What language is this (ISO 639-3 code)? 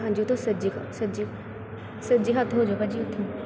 pan